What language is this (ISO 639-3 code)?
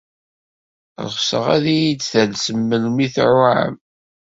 kab